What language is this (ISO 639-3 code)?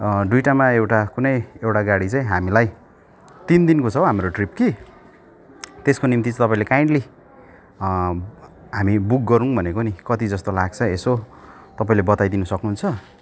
nep